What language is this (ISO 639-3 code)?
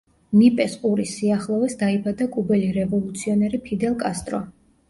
kat